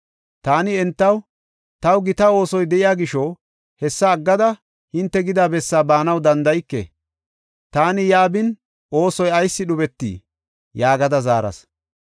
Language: Gofa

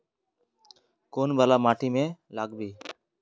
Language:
Magahi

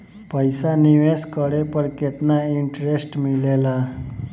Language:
Bhojpuri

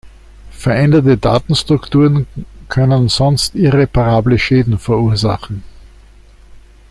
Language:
German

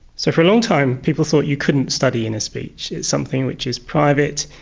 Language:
English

